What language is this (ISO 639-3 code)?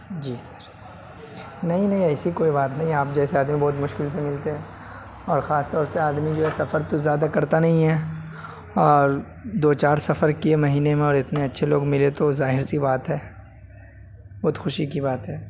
urd